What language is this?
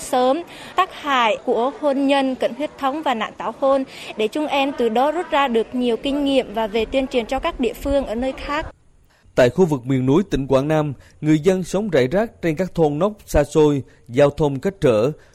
Vietnamese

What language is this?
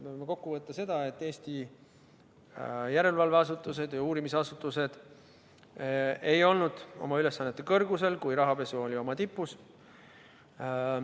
Estonian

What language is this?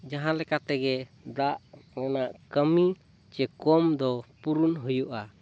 Santali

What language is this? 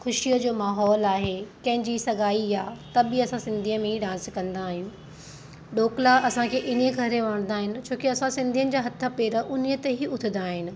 Sindhi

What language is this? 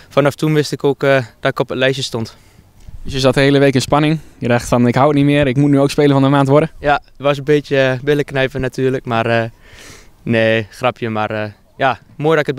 Dutch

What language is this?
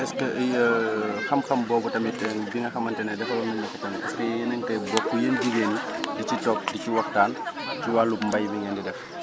Wolof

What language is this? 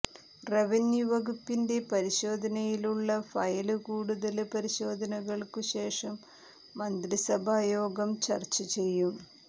Malayalam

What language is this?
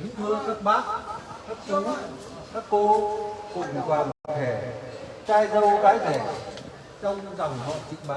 Vietnamese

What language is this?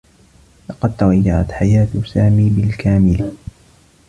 Arabic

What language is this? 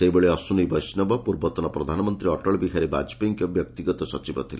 Odia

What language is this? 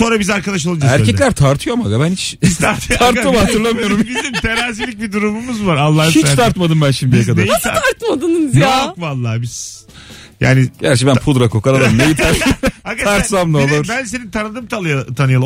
Turkish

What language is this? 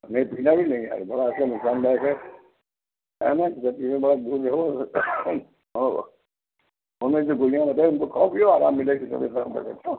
Hindi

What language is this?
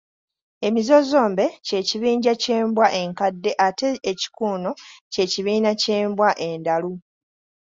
Ganda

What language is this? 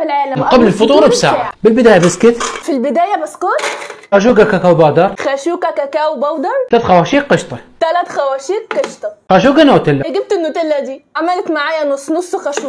Arabic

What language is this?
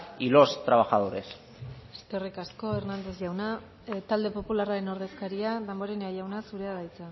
Basque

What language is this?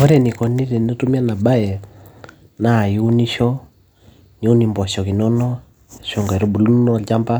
Masai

